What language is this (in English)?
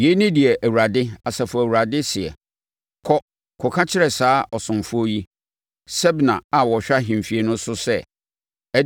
Akan